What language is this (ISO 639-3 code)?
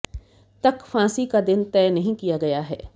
hin